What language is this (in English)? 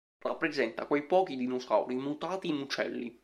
Italian